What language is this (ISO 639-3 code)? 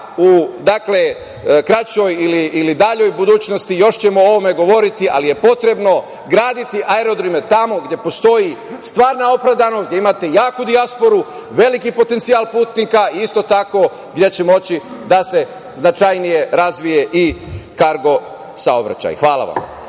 srp